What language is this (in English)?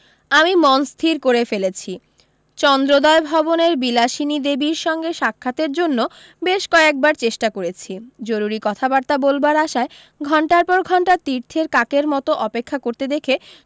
Bangla